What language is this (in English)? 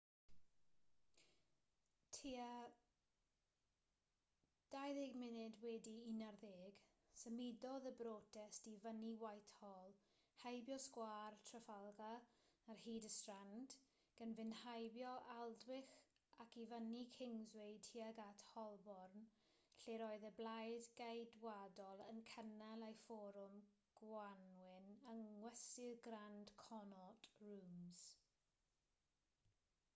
Welsh